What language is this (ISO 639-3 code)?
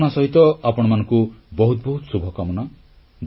ori